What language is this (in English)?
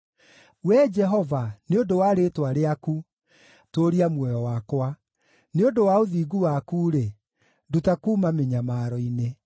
Kikuyu